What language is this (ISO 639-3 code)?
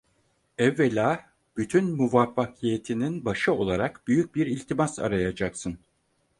tur